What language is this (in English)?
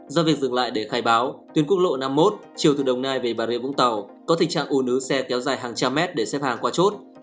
Vietnamese